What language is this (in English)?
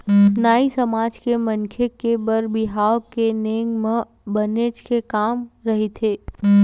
Chhattisgarhi